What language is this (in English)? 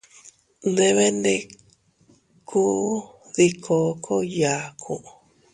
Teutila Cuicatec